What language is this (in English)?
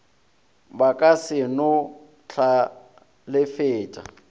Northern Sotho